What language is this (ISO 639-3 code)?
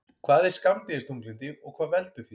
isl